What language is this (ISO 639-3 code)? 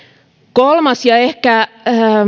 fin